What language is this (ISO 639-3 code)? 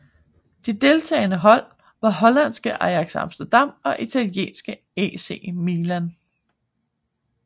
dan